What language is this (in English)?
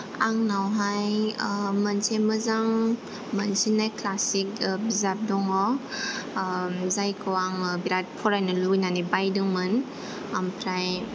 Bodo